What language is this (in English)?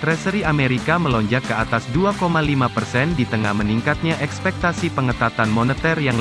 Indonesian